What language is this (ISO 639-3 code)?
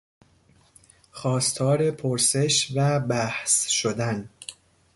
fas